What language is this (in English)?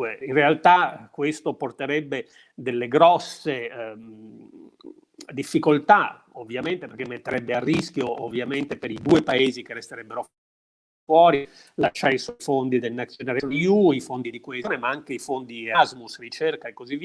Italian